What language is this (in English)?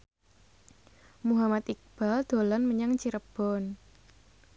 Javanese